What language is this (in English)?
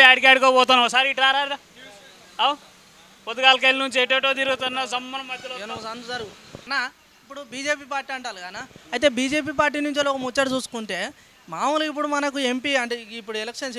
Telugu